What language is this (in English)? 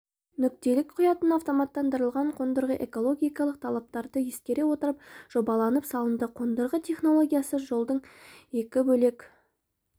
Kazakh